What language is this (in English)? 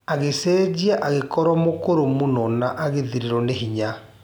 Kikuyu